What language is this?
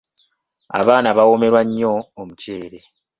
Ganda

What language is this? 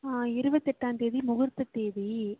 Tamil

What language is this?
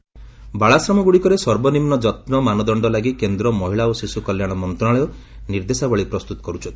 Odia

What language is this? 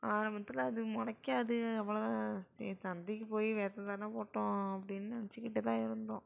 Tamil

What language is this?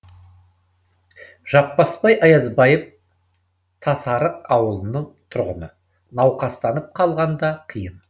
Kazakh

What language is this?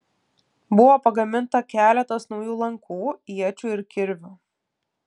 Lithuanian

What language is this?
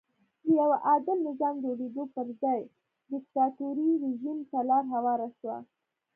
Pashto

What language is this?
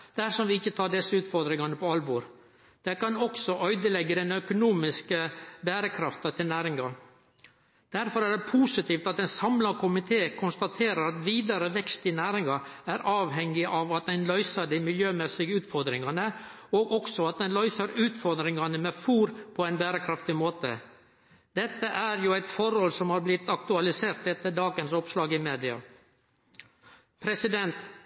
Norwegian Nynorsk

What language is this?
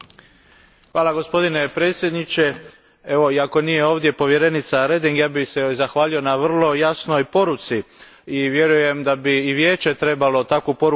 Croatian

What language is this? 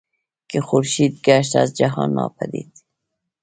Pashto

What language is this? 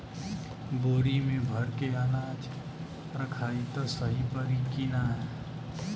Bhojpuri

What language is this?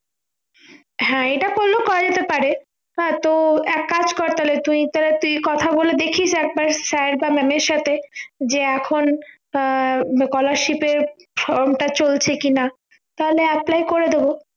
Bangla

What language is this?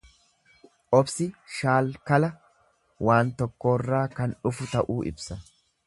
Oromo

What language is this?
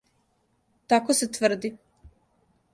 Serbian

